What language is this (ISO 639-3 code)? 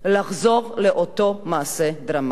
heb